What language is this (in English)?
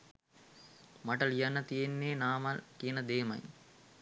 Sinhala